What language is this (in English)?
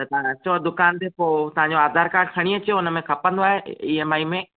Sindhi